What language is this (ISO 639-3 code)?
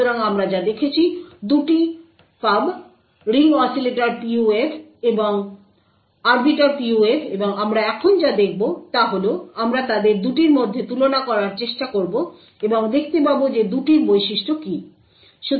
ben